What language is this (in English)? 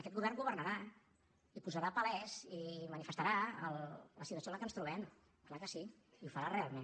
Catalan